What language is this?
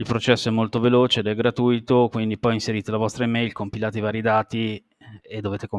Italian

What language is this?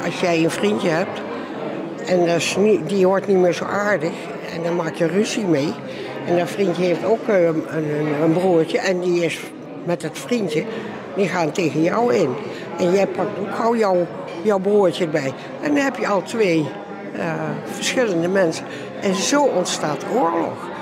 Dutch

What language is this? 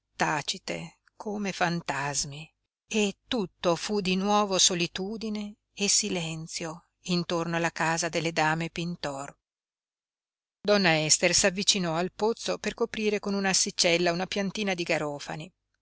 Italian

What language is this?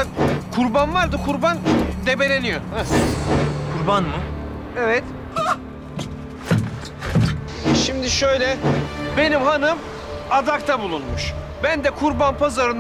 Turkish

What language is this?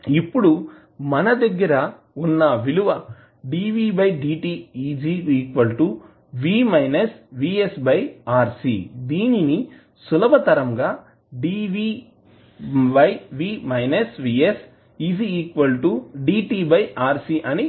Telugu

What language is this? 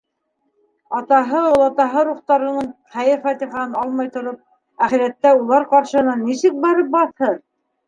Bashkir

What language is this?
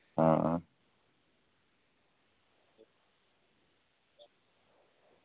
Dogri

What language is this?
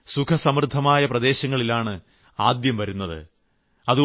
Malayalam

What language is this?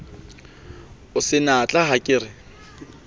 Southern Sotho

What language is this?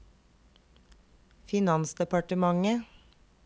Norwegian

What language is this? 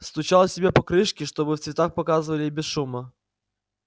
Russian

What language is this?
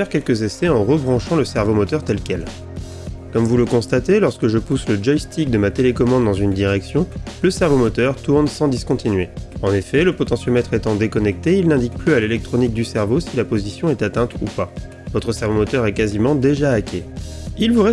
French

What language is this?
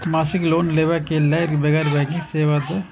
Maithili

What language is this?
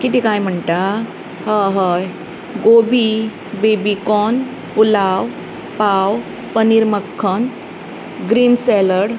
Konkani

